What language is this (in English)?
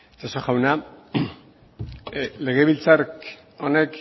Basque